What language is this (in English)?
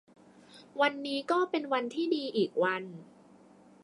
Thai